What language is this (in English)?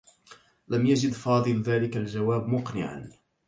Arabic